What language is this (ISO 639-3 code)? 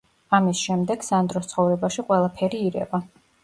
kat